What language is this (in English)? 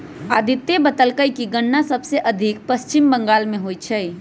Magahi